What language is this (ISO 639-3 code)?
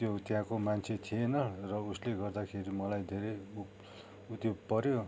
nep